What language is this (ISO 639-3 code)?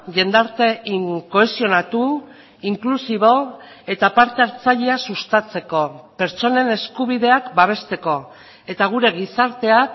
eus